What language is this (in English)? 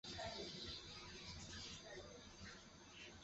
Chinese